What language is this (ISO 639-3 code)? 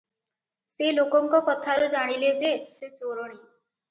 ori